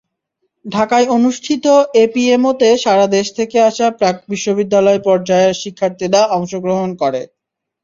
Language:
Bangla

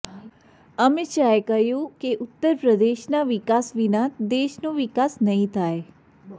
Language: Gujarati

